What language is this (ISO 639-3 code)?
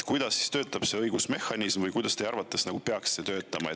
est